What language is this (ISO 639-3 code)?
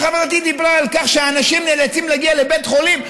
heb